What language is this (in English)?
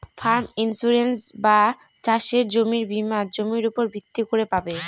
Bangla